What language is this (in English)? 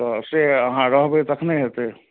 Maithili